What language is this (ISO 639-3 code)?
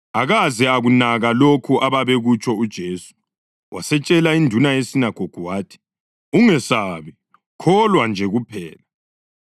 nde